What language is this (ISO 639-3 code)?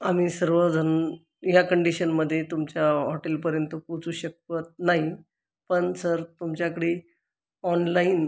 mar